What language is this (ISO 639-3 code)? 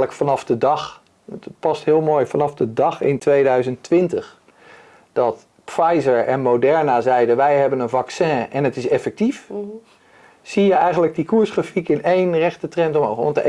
nld